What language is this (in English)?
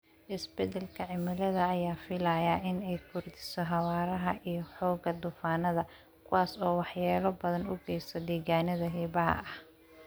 Somali